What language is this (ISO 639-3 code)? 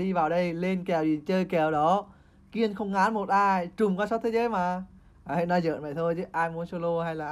vie